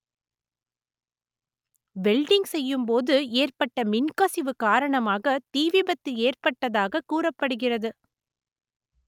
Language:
Tamil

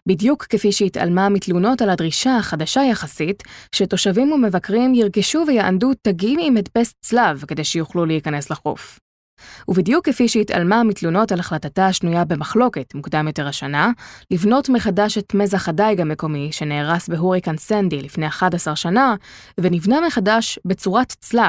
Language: Hebrew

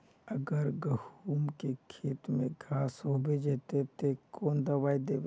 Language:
Magahi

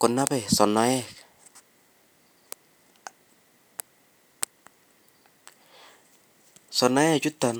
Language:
Kalenjin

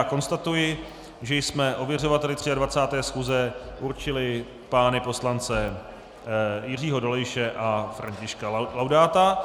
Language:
Czech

